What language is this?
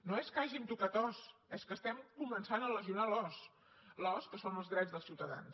Catalan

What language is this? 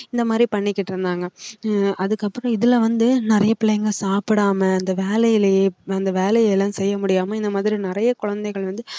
Tamil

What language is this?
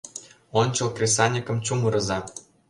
Mari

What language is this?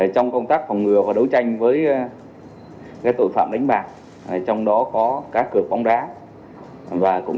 Vietnamese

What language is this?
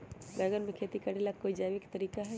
Magahi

